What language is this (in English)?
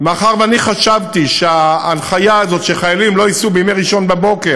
Hebrew